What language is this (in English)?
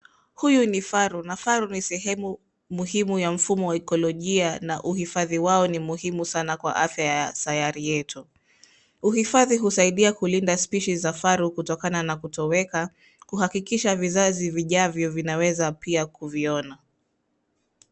Swahili